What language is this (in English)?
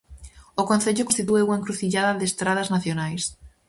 Galician